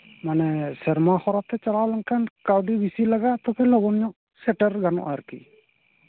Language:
Santali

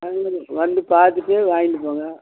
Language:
Tamil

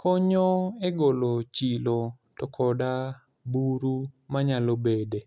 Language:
Luo (Kenya and Tanzania)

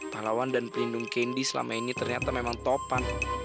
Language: Indonesian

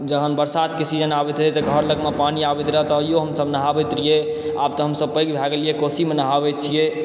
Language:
Maithili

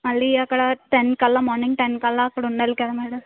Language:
Telugu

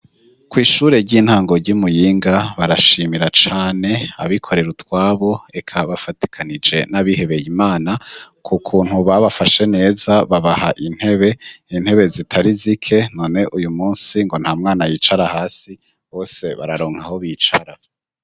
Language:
Rundi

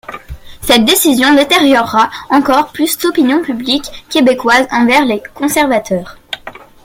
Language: French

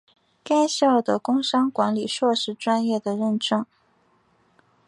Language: Chinese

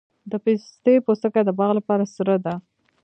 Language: Pashto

